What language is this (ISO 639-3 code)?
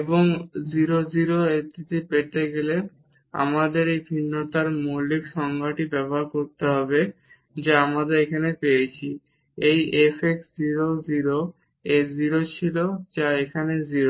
ben